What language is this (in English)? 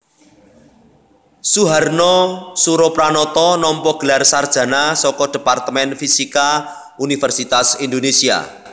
Javanese